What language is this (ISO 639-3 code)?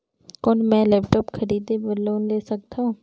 hne